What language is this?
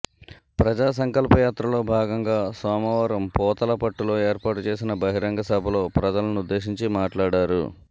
Telugu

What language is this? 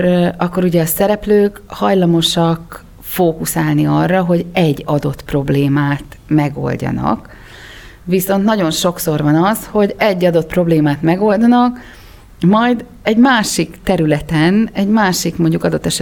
Hungarian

